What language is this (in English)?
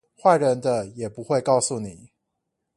Chinese